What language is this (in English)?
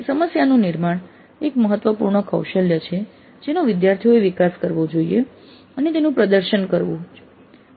Gujarati